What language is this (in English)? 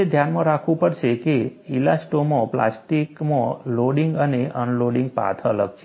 Gujarati